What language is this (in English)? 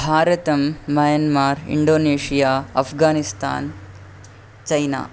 Sanskrit